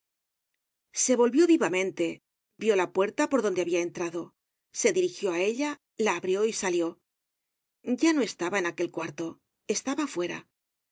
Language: Spanish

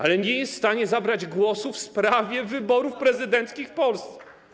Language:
Polish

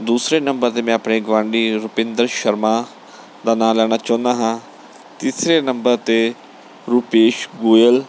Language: Punjabi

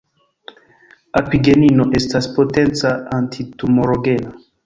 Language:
Esperanto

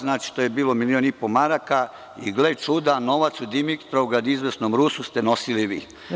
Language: Serbian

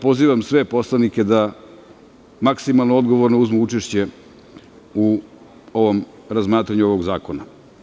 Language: Serbian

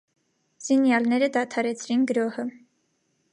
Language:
Armenian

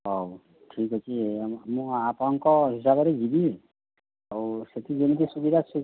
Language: Odia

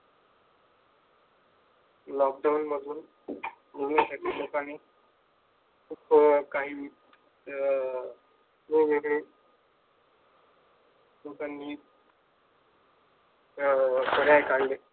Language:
Marathi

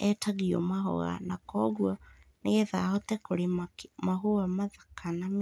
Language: Kikuyu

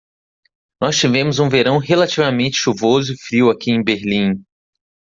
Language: Portuguese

